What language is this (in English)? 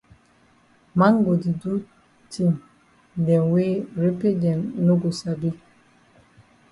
Cameroon Pidgin